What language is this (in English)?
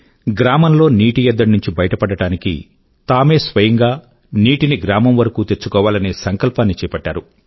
Telugu